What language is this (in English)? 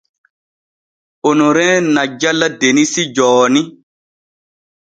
Borgu Fulfulde